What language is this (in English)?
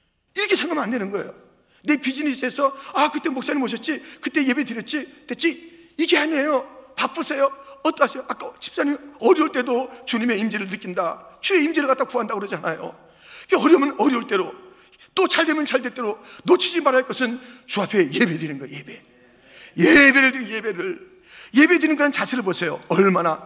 Korean